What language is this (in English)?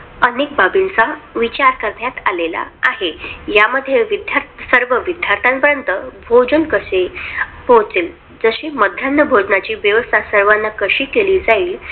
Marathi